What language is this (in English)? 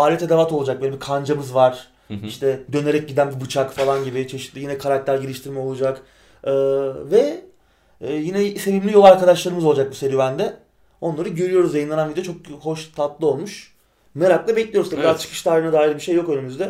Turkish